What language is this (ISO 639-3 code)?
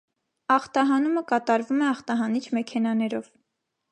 hye